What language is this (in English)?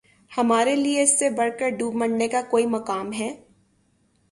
Urdu